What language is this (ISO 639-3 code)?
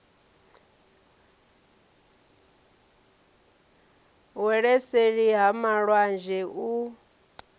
ven